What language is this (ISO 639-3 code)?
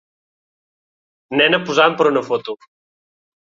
cat